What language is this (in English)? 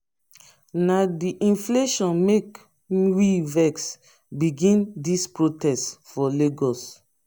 Nigerian Pidgin